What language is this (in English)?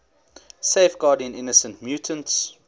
English